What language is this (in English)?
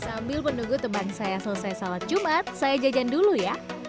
Indonesian